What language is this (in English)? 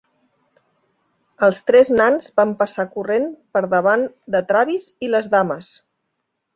Catalan